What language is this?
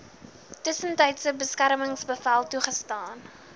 Afrikaans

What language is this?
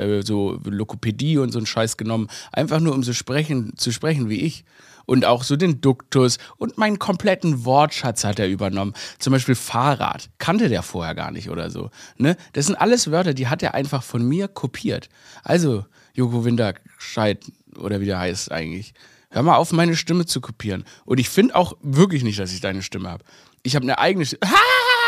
German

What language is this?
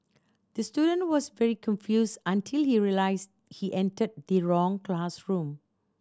English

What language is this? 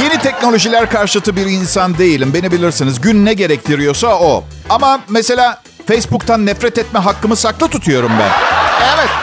Turkish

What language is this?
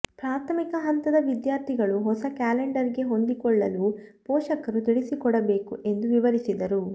Kannada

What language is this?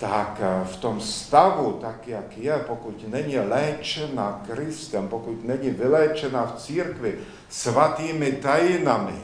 Czech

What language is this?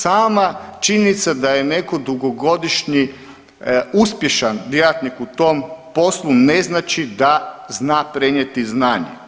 Croatian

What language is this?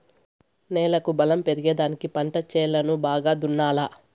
Telugu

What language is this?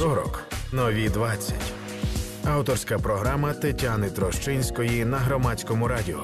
Ukrainian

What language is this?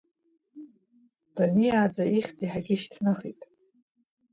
Abkhazian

